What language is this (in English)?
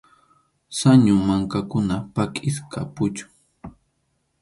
Arequipa-La Unión Quechua